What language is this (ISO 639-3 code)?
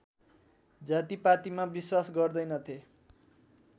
nep